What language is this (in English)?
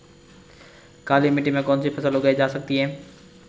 Hindi